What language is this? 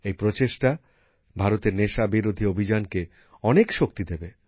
Bangla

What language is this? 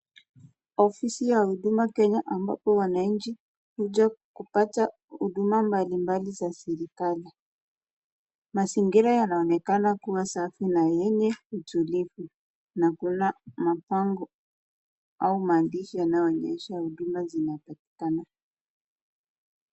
Swahili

